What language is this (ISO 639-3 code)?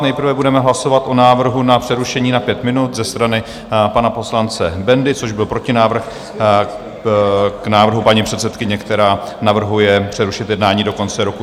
ces